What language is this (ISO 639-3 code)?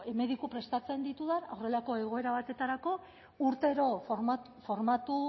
eus